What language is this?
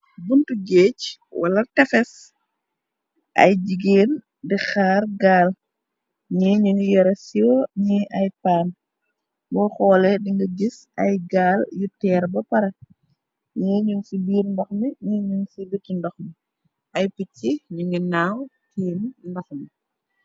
Wolof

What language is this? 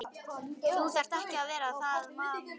Icelandic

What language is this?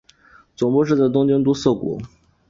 Chinese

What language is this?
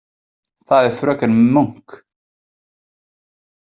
Icelandic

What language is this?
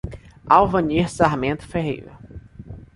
Portuguese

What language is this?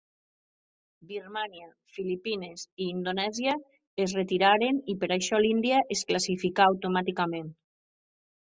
Catalan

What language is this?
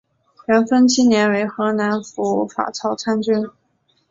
Chinese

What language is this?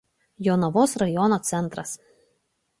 Lithuanian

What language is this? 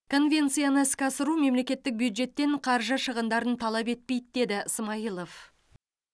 Kazakh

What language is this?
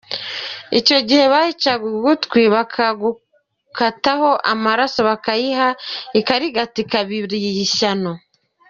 Kinyarwanda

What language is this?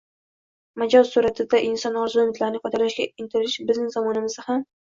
Uzbek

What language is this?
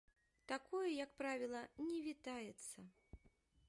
Belarusian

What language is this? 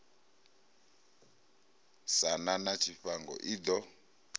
Venda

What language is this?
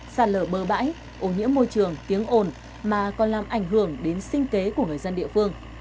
Vietnamese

